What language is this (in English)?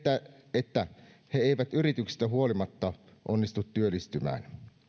Finnish